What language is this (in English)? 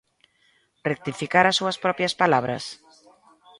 Galician